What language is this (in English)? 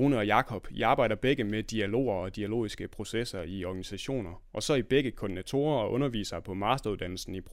Danish